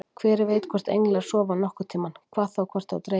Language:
Icelandic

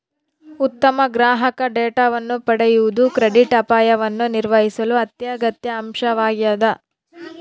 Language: Kannada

